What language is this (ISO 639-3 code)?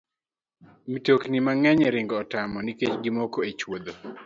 luo